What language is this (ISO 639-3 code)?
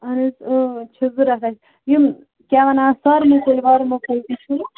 kas